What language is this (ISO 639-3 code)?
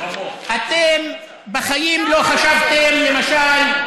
heb